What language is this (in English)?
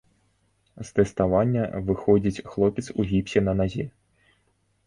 Belarusian